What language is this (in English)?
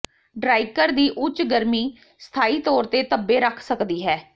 Punjabi